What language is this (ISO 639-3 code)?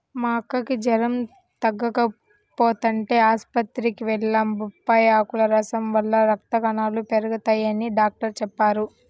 tel